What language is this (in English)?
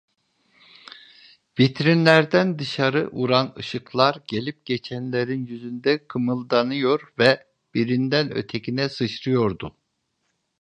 Turkish